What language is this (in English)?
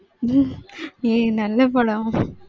Tamil